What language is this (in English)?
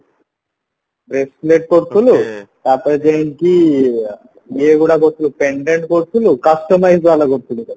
Odia